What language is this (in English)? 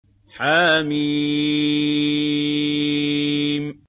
Arabic